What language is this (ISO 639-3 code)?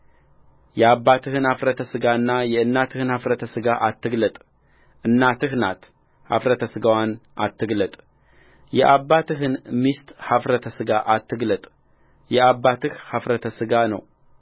amh